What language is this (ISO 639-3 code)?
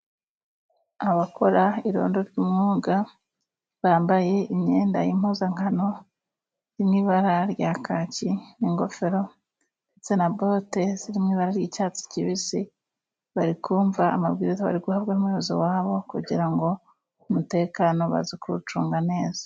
kin